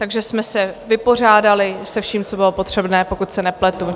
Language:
Czech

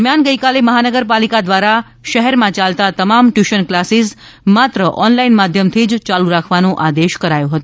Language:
Gujarati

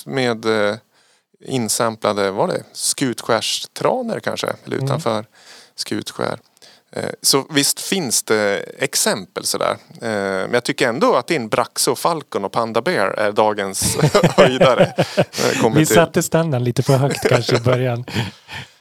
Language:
Swedish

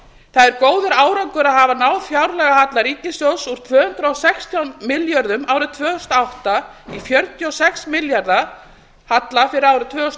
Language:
Icelandic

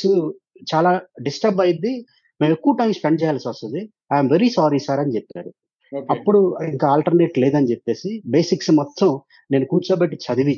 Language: Telugu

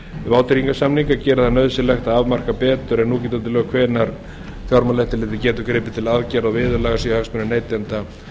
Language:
Icelandic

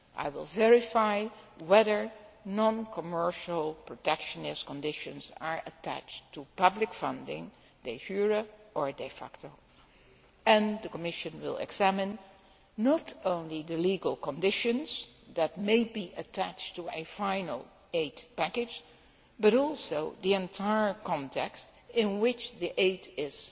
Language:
English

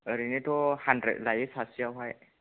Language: Bodo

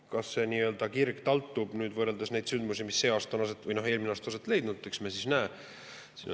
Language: Estonian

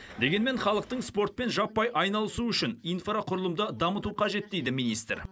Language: Kazakh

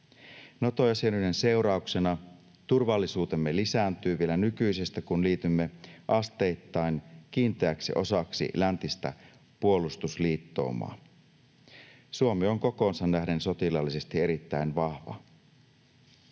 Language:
Finnish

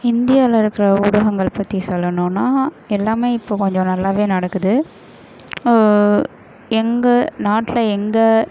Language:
Tamil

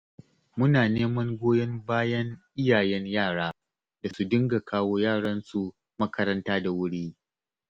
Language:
Hausa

